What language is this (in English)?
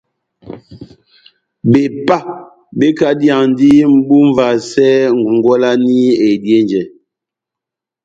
Batanga